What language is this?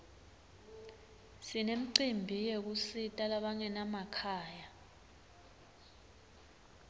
Swati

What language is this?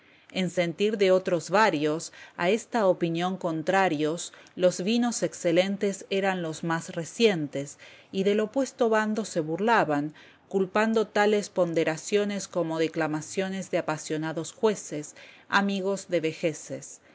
Spanish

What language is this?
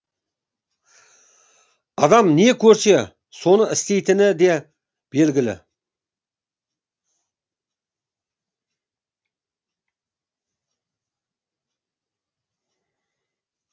Kazakh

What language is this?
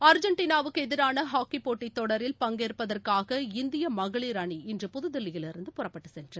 Tamil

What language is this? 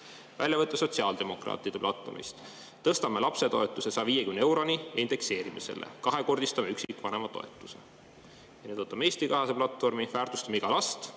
Estonian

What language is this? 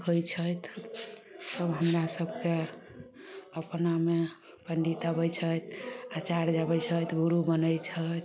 Maithili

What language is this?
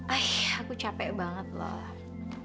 Indonesian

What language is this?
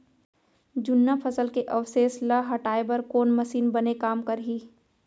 Chhattisgarhi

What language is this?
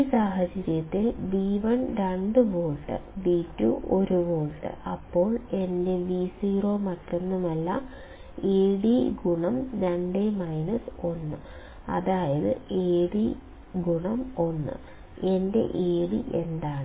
Malayalam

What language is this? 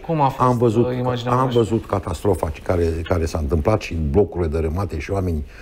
Romanian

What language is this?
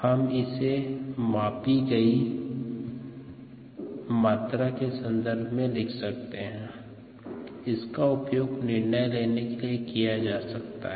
Hindi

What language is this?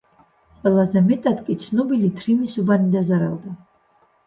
Georgian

